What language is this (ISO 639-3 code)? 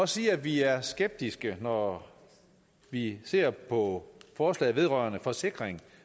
dan